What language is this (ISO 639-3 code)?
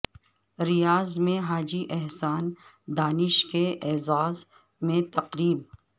urd